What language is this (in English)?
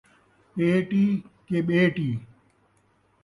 Saraiki